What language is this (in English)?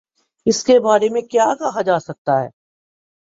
Urdu